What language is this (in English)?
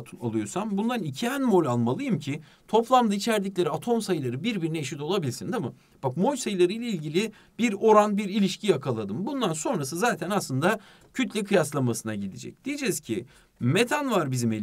Turkish